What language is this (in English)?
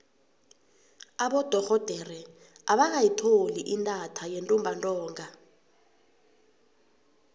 South Ndebele